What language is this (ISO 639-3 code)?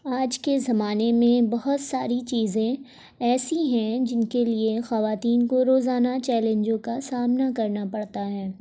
urd